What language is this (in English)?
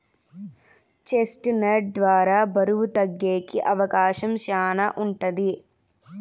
Telugu